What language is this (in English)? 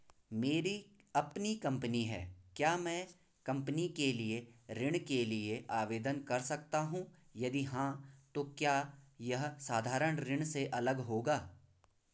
Hindi